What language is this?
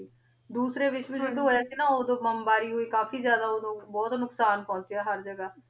Punjabi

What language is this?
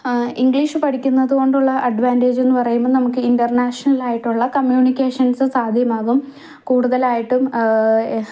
Malayalam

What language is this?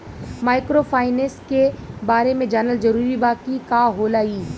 Bhojpuri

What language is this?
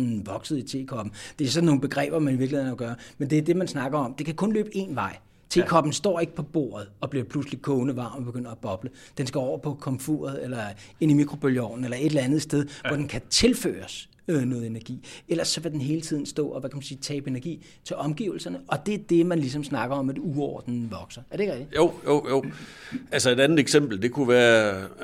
Danish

